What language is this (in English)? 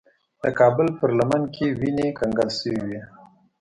Pashto